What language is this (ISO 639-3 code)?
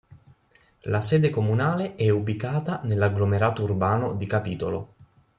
ita